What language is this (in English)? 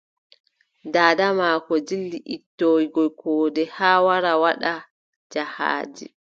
Adamawa Fulfulde